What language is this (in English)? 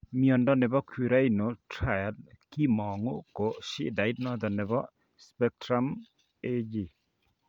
Kalenjin